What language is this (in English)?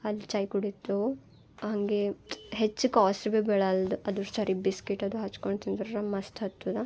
Kannada